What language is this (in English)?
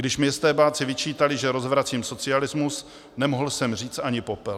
Czech